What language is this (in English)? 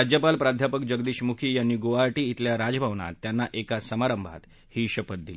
Marathi